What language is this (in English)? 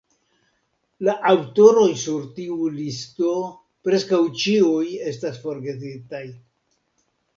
Esperanto